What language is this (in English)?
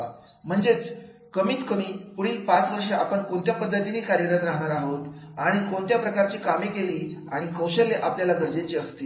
Marathi